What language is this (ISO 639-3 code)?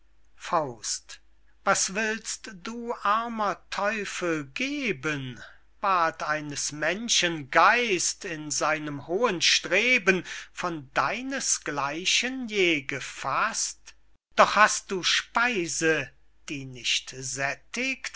deu